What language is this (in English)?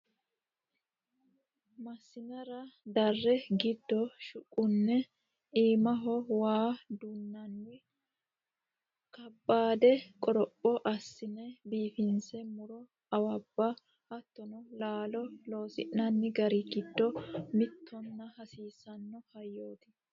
Sidamo